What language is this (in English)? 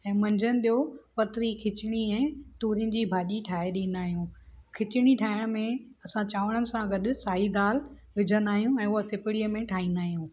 Sindhi